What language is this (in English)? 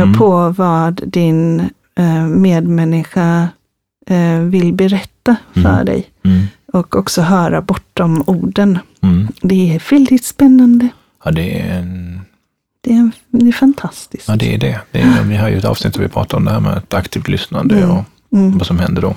Swedish